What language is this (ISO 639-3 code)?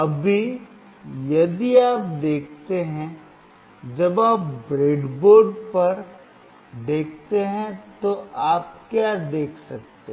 hin